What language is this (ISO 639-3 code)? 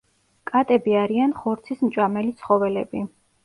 kat